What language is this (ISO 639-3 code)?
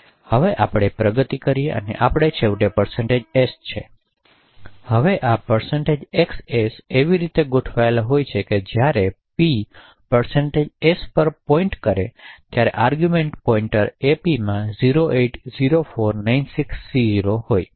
guj